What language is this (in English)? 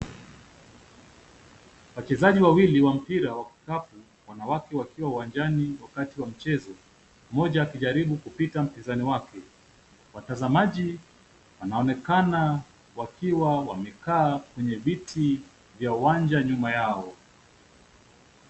Swahili